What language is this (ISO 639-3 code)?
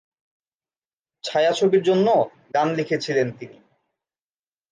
ben